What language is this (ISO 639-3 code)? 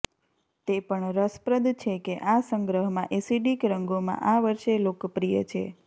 guj